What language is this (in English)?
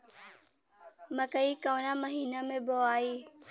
Bhojpuri